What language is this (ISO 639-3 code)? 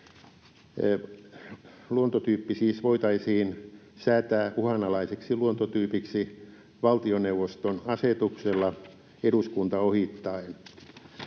fin